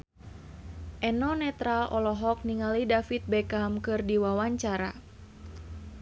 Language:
Sundanese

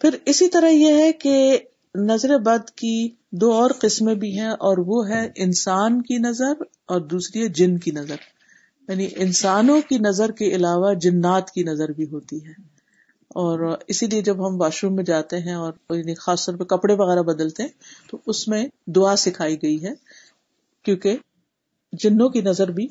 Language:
Urdu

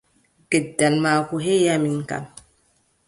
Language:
Adamawa Fulfulde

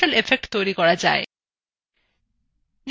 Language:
Bangla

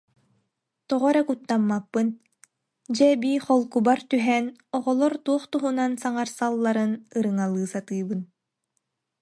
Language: Yakut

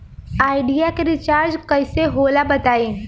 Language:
Bhojpuri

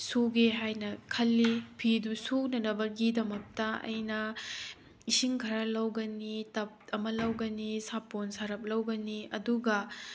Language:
Manipuri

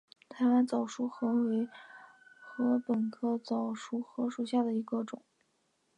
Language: Chinese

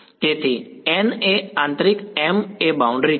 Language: Gujarati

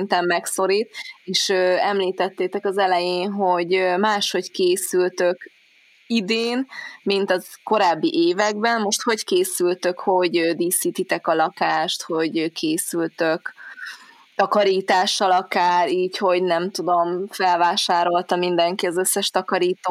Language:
Hungarian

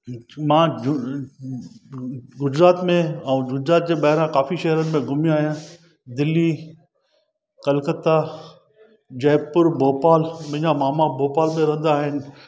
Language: Sindhi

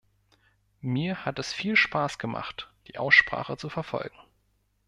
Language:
German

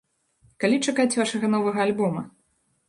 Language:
Belarusian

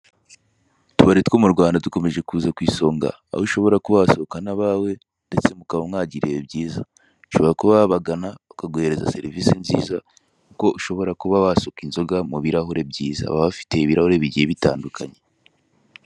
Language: Kinyarwanda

